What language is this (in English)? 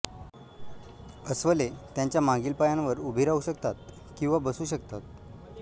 Marathi